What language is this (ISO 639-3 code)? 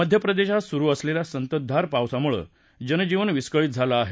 mar